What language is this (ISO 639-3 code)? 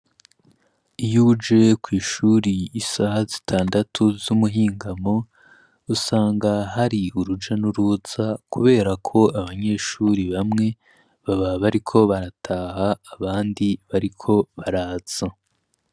run